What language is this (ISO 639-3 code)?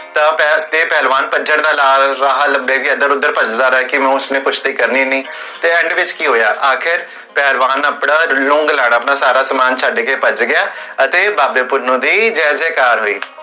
pan